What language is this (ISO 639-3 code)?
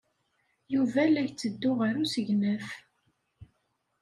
kab